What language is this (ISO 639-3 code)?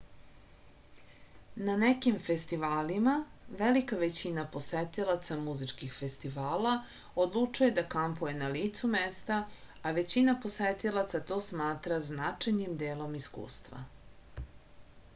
srp